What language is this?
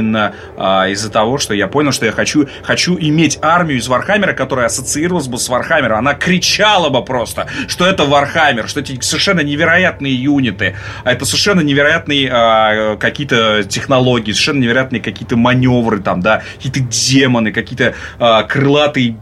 Russian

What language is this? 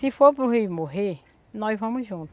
Portuguese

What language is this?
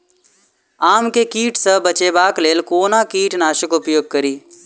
Maithili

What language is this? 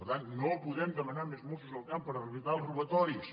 Catalan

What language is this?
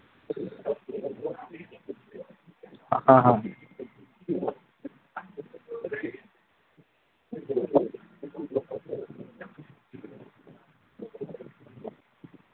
Manipuri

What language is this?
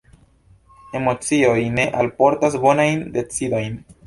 Esperanto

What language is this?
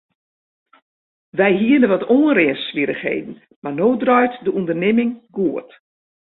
Western Frisian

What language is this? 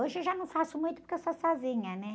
Portuguese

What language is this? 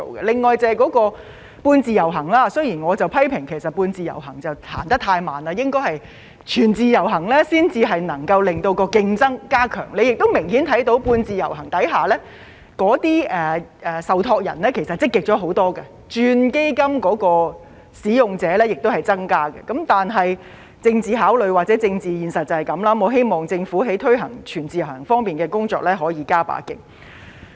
Cantonese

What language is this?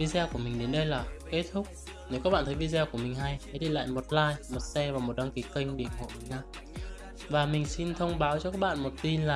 Vietnamese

